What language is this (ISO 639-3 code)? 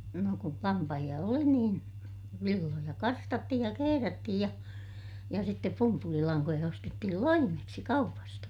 fin